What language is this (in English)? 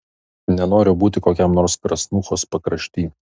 Lithuanian